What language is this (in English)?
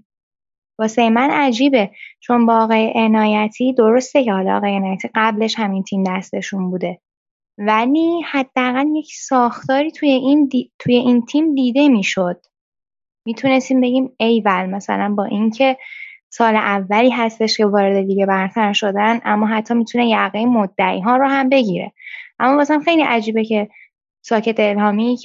Persian